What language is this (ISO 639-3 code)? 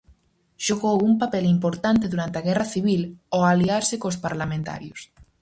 glg